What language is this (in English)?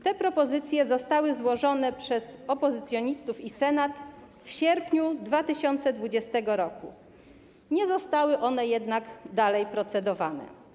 Polish